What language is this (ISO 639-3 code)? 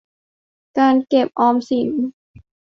tha